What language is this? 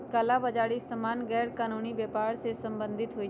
Magahi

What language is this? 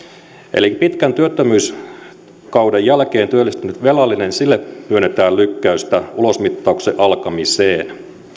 Finnish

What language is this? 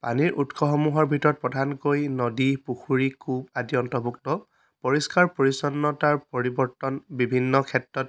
Assamese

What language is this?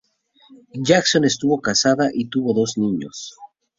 Spanish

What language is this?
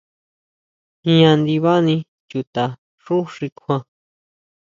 Huautla Mazatec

